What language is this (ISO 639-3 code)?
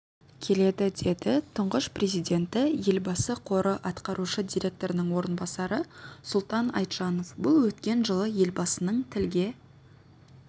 kaz